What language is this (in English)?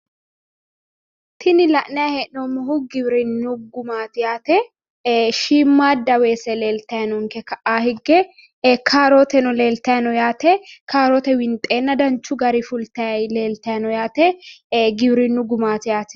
Sidamo